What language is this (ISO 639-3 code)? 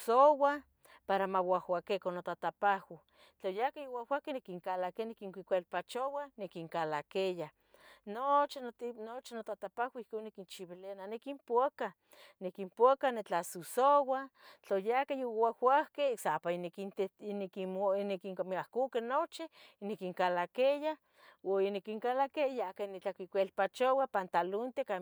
nhg